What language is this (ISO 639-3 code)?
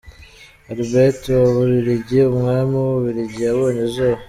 kin